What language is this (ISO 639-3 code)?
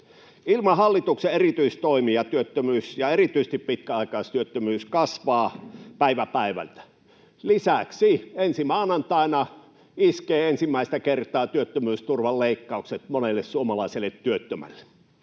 fin